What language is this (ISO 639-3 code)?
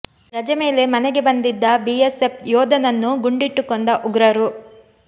kan